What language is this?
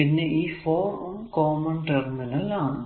Malayalam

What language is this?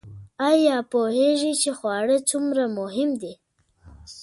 Pashto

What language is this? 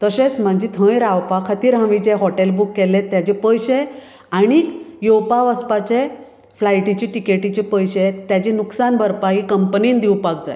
Konkani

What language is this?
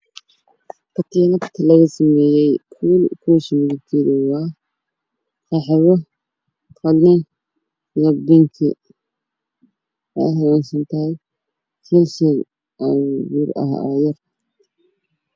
Somali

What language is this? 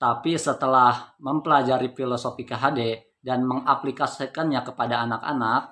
Indonesian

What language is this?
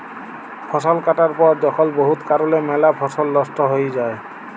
Bangla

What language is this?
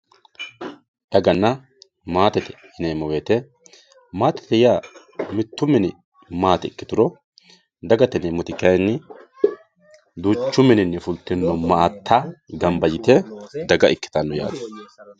Sidamo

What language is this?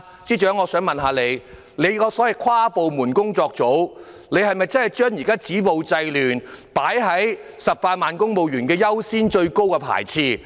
Cantonese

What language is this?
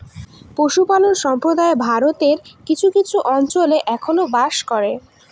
Bangla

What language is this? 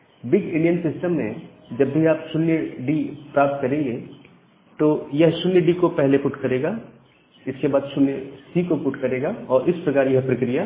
Hindi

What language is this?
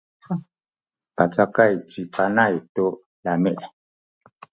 Sakizaya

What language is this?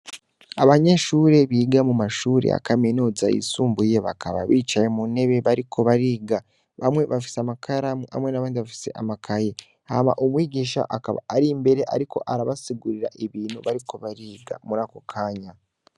Rundi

